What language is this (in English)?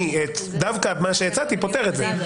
Hebrew